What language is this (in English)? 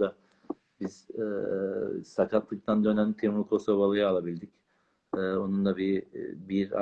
Turkish